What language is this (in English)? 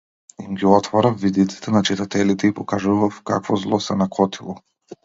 Macedonian